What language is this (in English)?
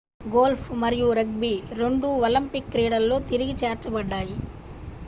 Telugu